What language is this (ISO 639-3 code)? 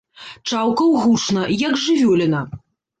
bel